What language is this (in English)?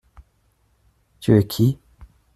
French